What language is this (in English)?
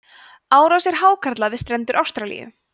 Icelandic